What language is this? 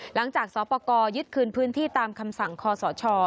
Thai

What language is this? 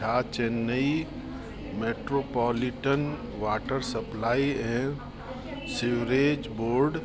Sindhi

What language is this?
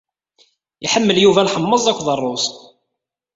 Kabyle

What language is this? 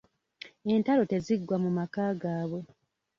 Ganda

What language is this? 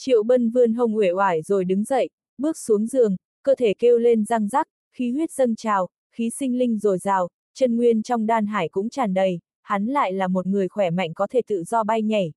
Vietnamese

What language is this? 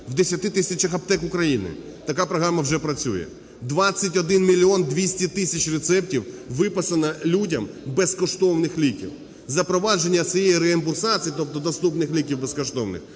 Ukrainian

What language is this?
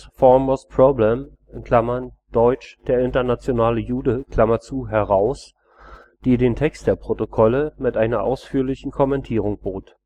German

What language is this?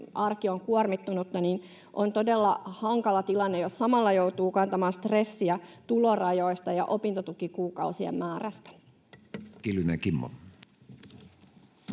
Finnish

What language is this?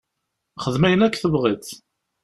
Kabyle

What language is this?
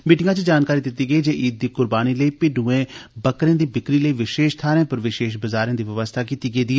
Dogri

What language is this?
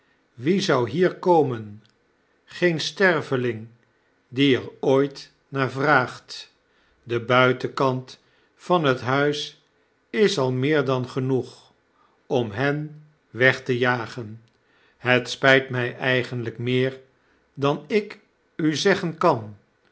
Dutch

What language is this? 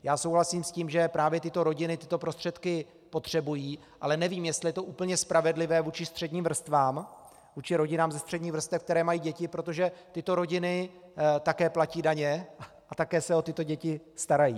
Czech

